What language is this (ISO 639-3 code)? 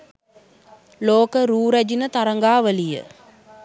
sin